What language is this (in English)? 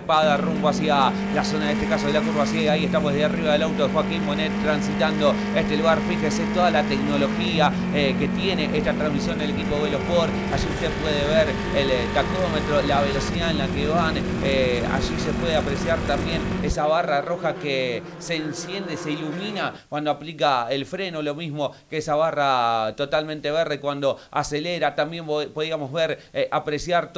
Spanish